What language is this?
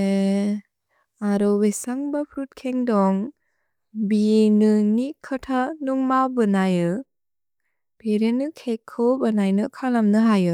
Bodo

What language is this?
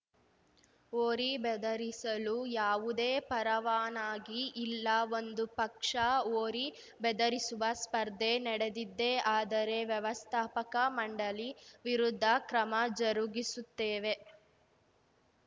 Kannada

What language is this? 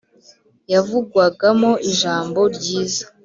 Kinyarwanda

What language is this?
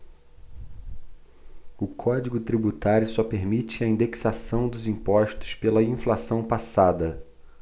Portuguese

